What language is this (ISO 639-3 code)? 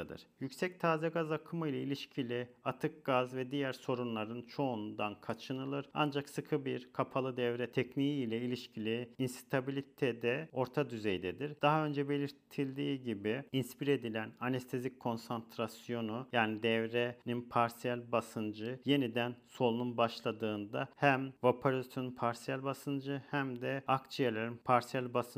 tur